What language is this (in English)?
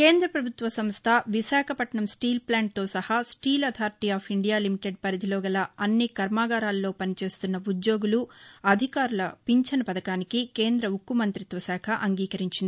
Telugu